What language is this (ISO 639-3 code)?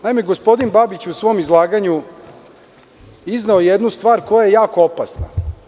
srp